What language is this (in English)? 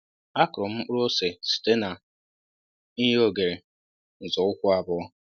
Igbo